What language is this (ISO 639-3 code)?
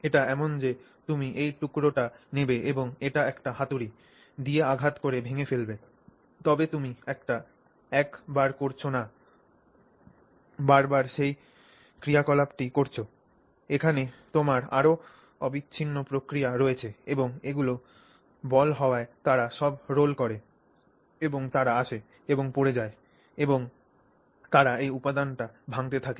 ben